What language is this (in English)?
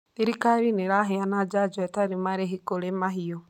Kikuyu